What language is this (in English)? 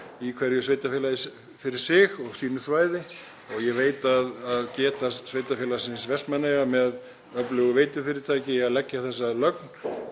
Icelandic